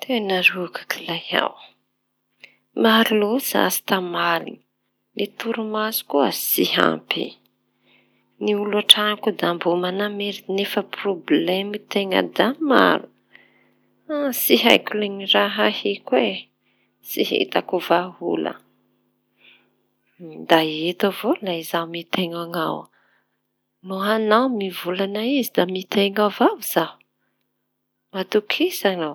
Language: Tanosy Malagasy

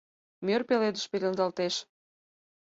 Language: Mari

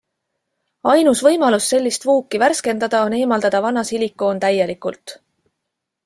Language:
Estonian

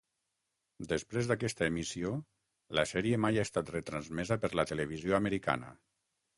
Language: Catalan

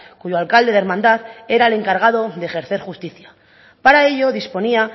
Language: Spanish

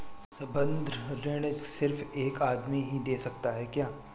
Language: Hindi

